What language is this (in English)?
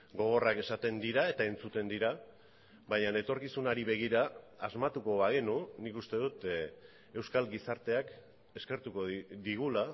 Basque